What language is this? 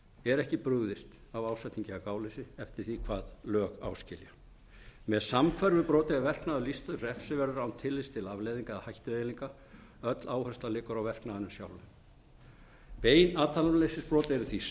Icelandic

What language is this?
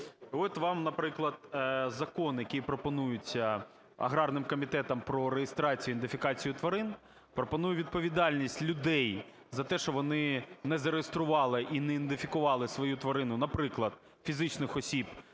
Ukrainian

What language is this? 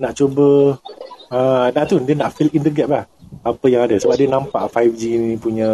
Malay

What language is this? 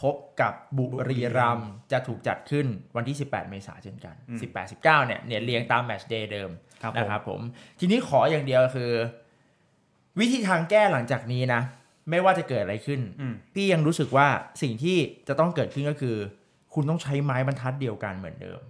Thai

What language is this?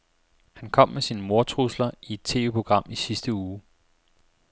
Danish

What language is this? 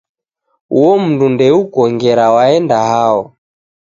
Taita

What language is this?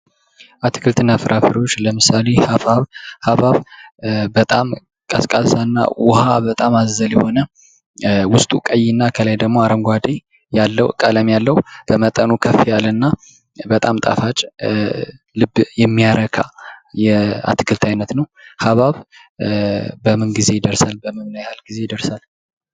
Amharic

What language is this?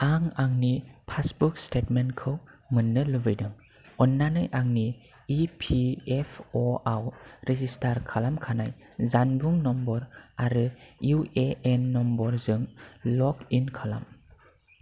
Bodo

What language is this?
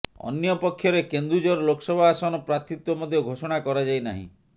Odia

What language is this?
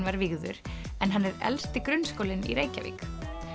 Icelandic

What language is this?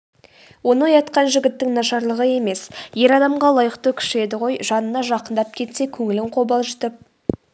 Kazakh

